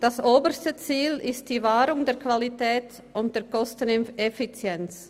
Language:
Swiss German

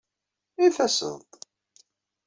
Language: Kabyle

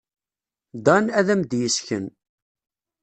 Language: Kabyle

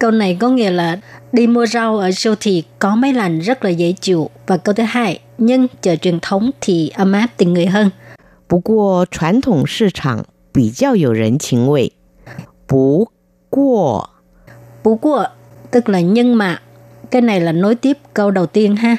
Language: Vietnamese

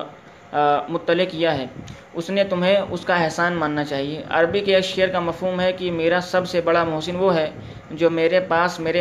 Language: Urdu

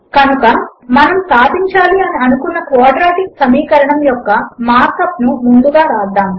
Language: Telugu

